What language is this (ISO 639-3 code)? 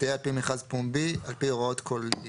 heb